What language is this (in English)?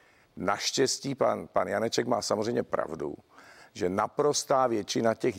Czech